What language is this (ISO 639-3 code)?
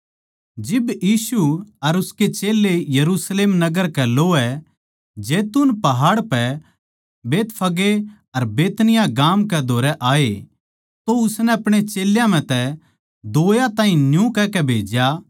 bgc